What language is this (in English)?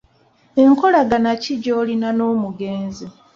Ganda